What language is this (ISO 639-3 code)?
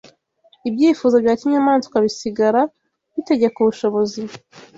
kin